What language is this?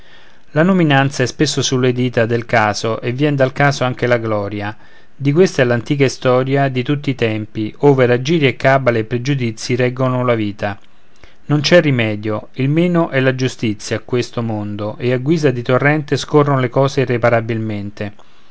Italian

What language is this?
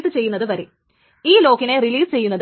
Malayalam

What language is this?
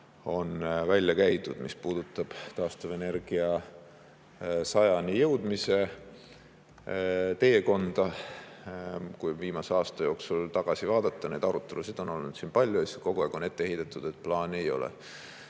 Estonian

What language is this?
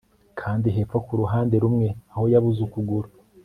Kinyarwanda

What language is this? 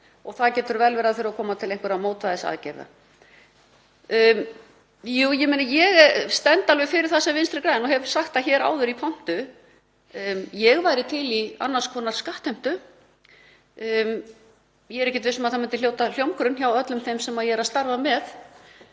Icelandic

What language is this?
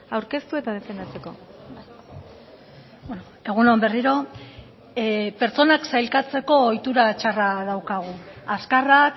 Basque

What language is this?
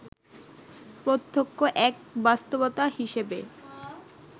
Bangla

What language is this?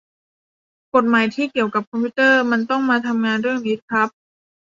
Thai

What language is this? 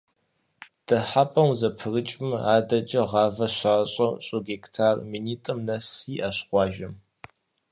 Kabardian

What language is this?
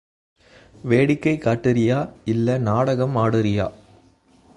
Tamil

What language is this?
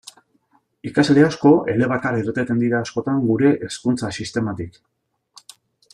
Basque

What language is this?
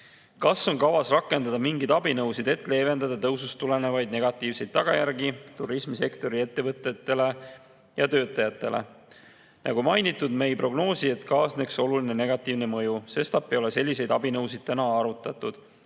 Estonian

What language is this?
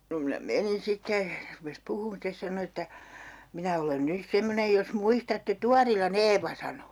Finnish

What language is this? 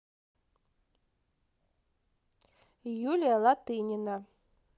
Russian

